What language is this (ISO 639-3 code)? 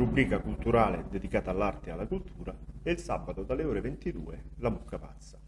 ita